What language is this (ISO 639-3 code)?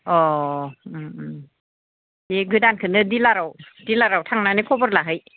brx